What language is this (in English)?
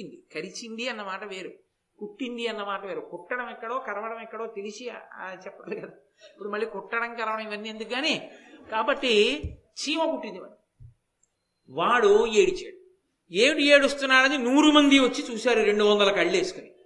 Telugu